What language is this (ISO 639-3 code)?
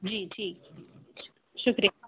urd